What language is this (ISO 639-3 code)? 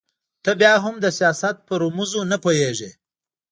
pus